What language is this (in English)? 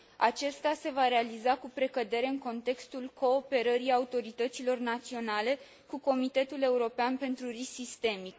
Romanian